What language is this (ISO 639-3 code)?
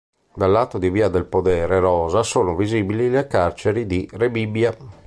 ita